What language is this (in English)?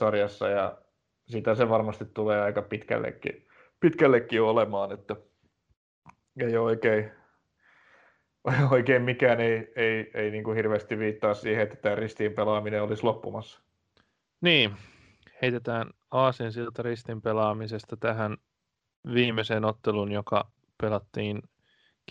Finnish